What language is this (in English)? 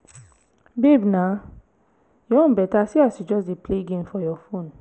Nigerian Pidgin